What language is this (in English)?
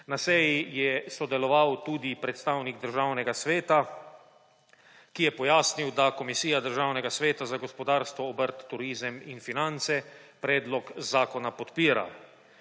Slovenian